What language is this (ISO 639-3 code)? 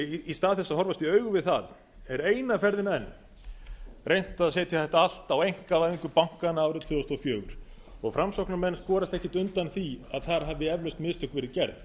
isl